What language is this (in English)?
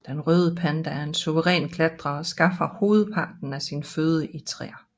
Danish